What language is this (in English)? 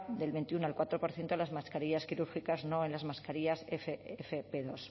Spanish